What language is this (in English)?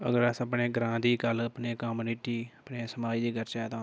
Dogri